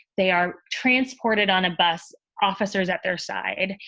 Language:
English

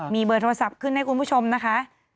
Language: Thai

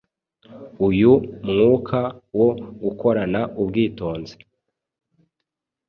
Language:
Kinyarwanda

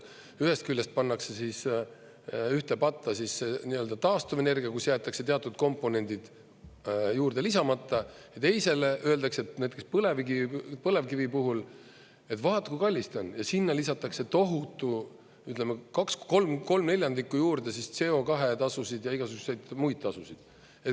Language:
Estonian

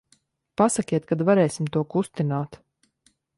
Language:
Latvian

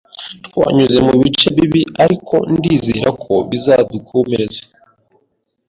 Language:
Kinyarwanda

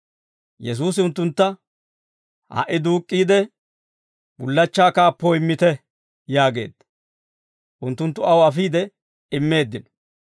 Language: Dawro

